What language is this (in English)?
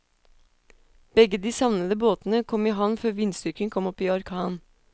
Norwegian